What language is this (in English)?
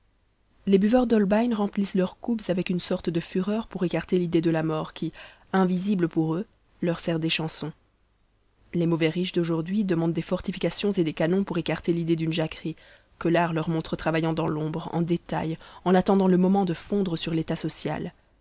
French